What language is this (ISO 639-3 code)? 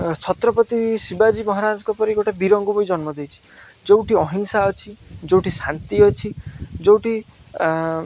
ori